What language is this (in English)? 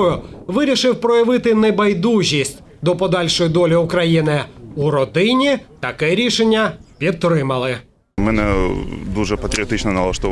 Ukrainian